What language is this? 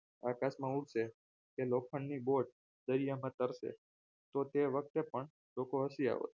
Gujarati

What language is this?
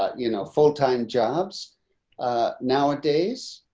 English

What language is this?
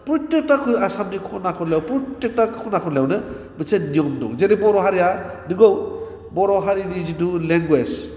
Bodo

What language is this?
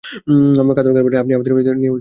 Bangla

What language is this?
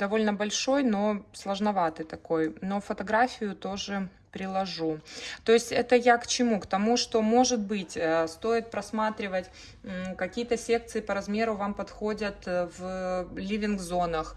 Russian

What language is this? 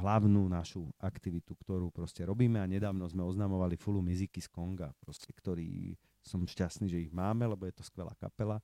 Slovak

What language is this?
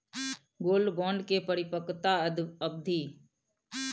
Maithili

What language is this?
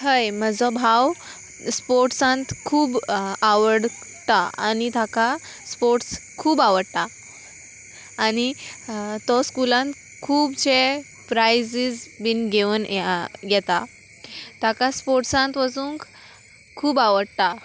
Konkani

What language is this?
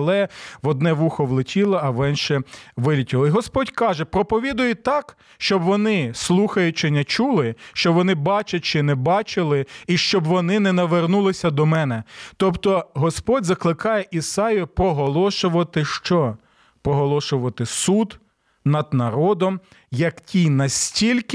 Ukrainian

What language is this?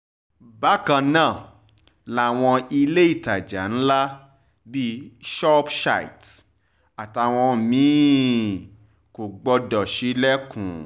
Yoruba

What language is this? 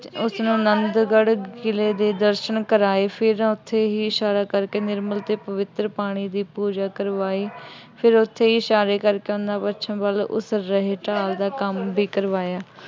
Punjabi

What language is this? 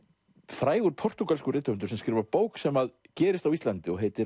Icelandic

